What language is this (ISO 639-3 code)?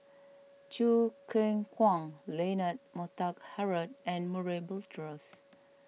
eng